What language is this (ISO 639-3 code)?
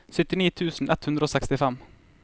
nor